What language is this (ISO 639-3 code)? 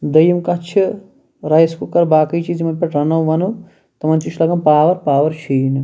kas